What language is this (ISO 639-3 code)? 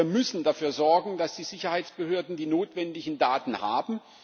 deu